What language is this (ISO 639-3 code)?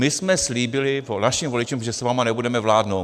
ces